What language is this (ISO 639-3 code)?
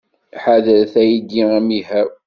kab